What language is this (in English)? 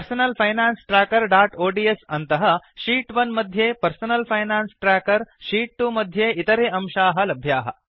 Sanskrit